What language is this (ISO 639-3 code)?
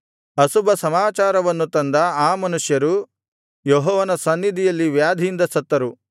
kan